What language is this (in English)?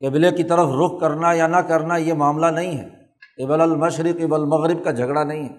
Urdu